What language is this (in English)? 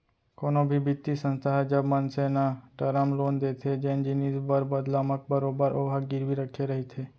Chhattisgarhi